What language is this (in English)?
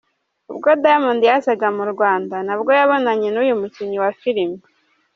Kinyarwanda